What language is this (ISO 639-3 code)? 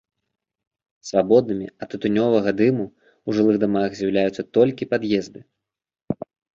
bel